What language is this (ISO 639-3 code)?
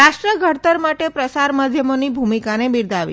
guj